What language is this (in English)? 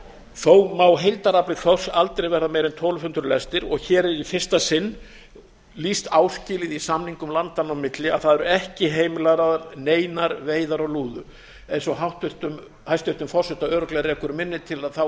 Icelandic